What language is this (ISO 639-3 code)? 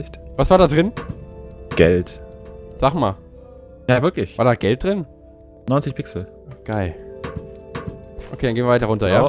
deu